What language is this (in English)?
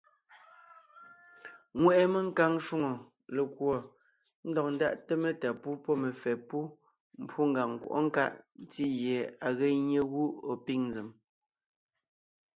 Ngiemboon